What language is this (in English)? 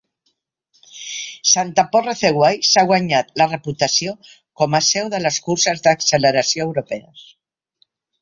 Catalan